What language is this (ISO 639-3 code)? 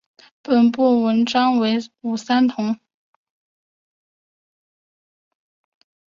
zho